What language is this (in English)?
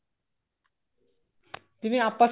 Punjabi